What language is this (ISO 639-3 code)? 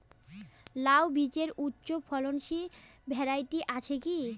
ben